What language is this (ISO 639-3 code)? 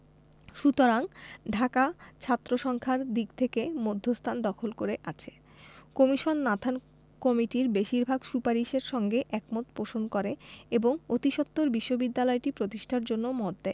ben